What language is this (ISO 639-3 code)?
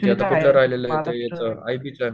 mar